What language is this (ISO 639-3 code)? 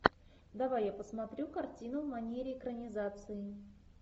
rus